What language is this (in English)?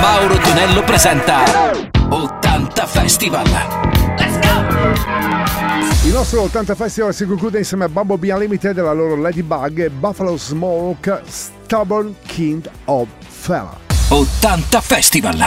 Italian